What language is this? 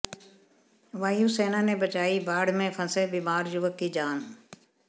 Hindi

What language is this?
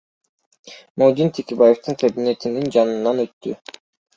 Kyrgyz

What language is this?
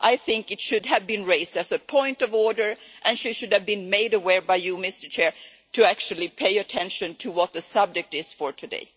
English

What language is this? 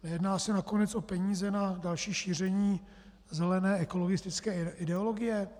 Czech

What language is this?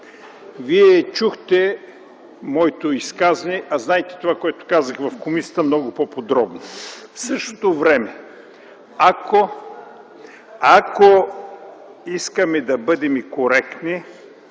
Bulgarian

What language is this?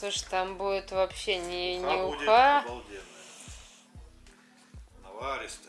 Russian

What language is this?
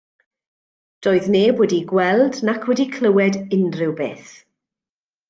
Welsh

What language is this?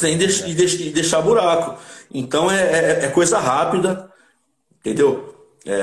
Portuguese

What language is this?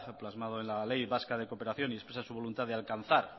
Spanish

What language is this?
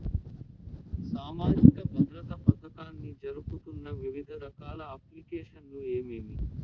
Telugu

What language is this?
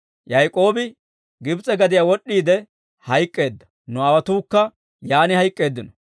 Dawro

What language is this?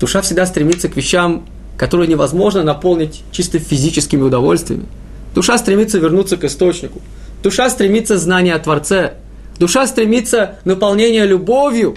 Russian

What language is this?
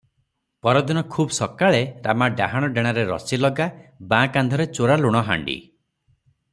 Odia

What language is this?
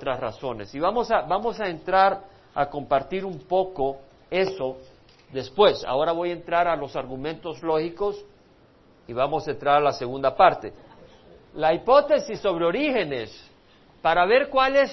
Spanish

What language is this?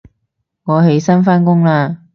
Cantonese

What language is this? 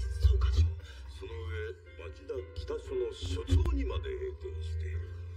Japanese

